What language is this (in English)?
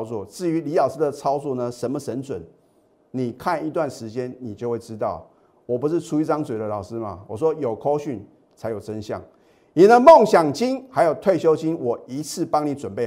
Chinese